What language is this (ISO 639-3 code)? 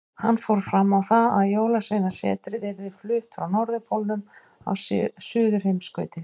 isl